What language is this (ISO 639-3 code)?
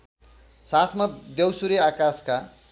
nep